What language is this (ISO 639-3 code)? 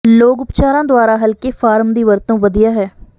pan